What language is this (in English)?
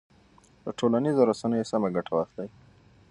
Pashto